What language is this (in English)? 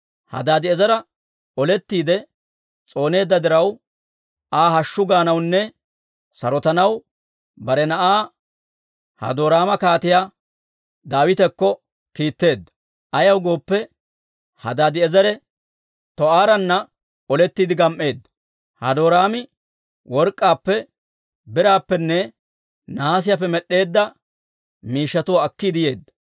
Dawro